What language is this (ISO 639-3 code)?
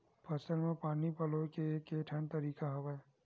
hne